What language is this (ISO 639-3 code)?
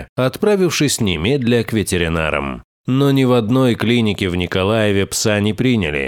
rus